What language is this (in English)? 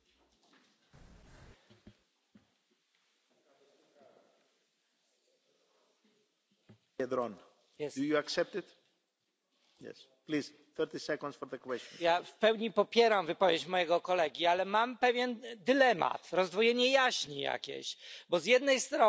Polish